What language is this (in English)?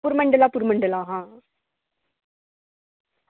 Dogri